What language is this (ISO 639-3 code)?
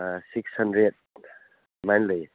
mni